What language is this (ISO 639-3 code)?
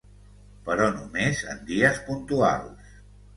cat